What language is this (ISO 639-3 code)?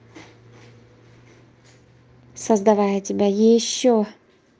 rus